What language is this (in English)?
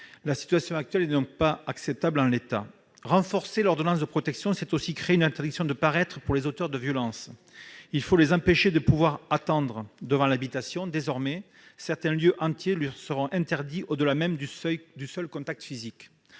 French